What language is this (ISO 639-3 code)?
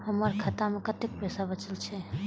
mai